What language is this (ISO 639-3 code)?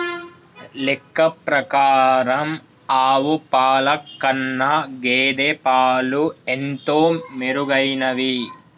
tel